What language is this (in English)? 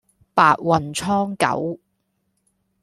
Cantonese